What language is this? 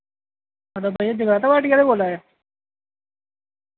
Dogri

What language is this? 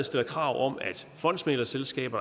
Danish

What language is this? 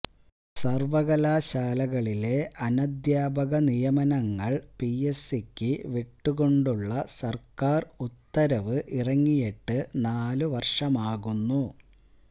Malayalam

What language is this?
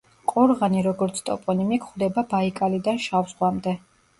Georgian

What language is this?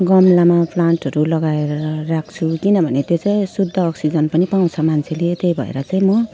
Nepali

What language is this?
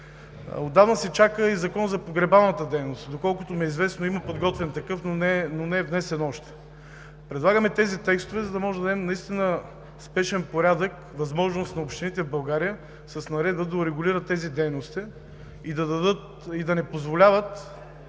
Bulgarian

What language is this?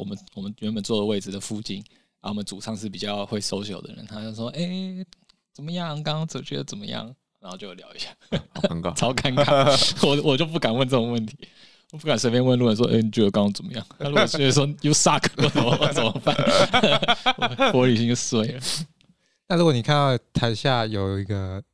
Chinese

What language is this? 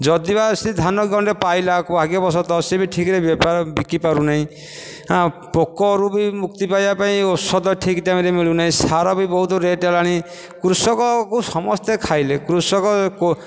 Odia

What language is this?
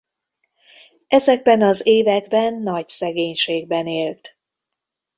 Hungarian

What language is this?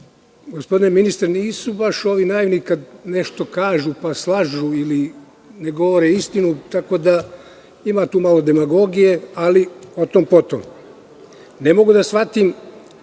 Serbian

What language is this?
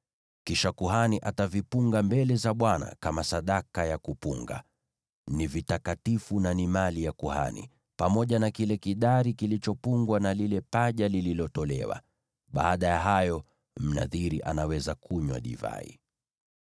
Swahili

